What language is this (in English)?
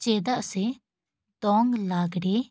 Santali